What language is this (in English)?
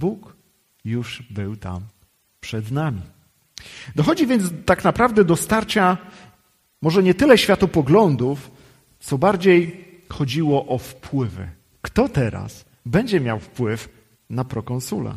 Polish